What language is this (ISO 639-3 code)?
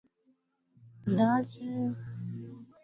swa